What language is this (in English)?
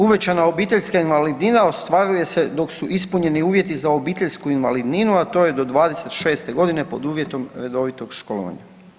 Croatian